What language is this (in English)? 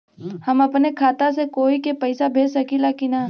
Bhojpuri